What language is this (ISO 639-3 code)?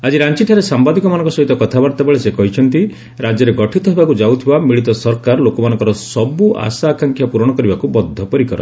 ori